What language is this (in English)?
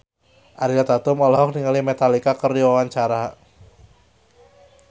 Sundanese